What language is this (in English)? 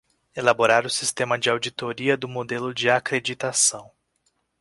Portuguese